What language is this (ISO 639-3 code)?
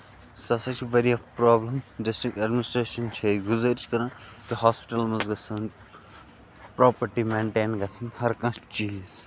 kas